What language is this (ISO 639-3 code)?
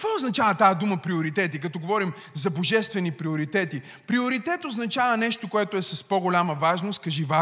bul